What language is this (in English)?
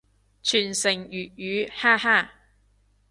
Cantonese